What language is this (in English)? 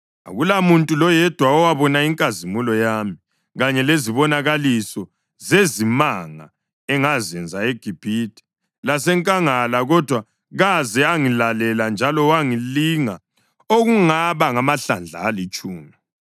North Ndebele